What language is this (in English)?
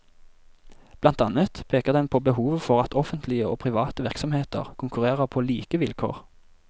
Norwegian